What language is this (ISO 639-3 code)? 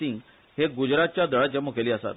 kok